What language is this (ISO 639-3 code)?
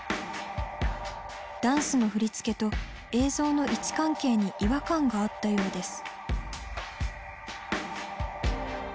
jpn